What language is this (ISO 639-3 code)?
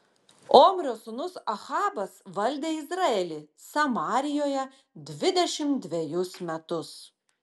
lit